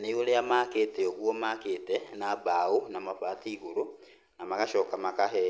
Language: Kikuyu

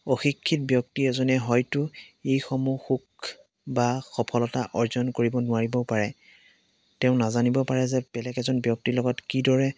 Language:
Assamese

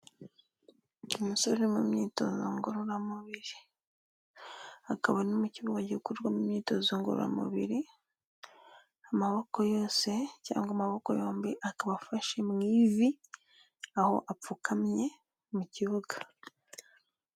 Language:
Kinyarwanda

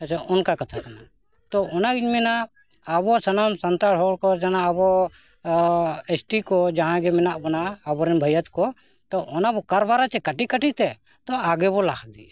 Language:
Santali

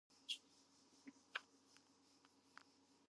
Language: Georgian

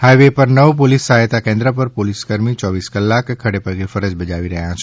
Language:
Gujarati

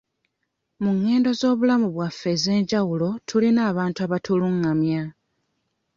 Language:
Ganda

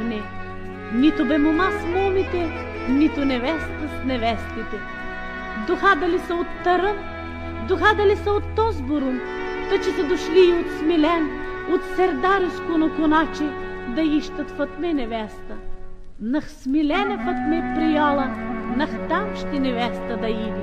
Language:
Bulgarian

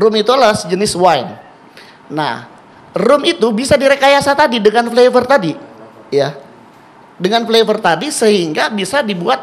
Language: Indonesian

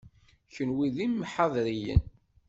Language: Kabyle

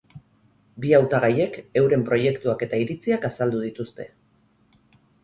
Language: Basque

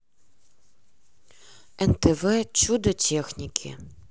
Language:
Russian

